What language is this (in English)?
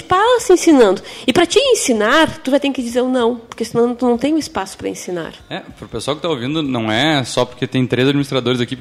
Portuguese